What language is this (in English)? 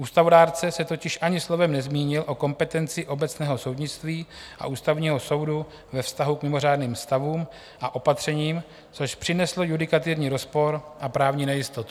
Czech